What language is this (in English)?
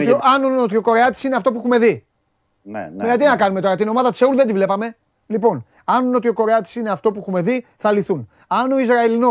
Greek